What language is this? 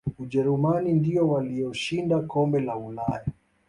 Swahili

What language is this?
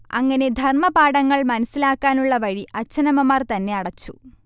Malayalam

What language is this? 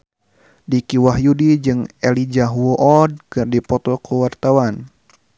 Sundanese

